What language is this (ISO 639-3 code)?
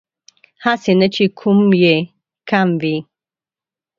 pus